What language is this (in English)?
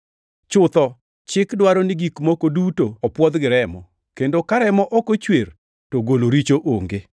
Luo (Kenya and Tanzania)